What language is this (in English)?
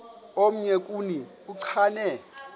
Xhosa